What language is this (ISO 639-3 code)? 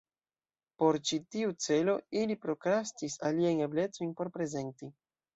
epo